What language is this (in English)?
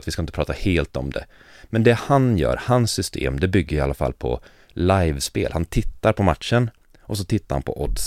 Swedish